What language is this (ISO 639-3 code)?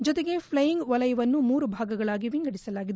kan